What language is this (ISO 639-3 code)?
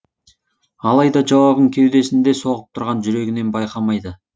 kaz